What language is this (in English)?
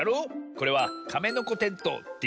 Japanese